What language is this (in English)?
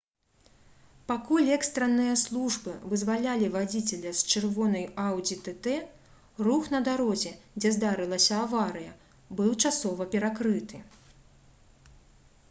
Belarusian